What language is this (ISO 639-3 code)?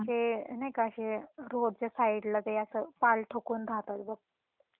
mar